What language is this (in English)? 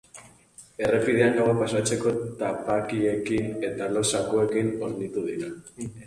Basque